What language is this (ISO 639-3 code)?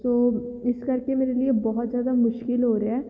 pan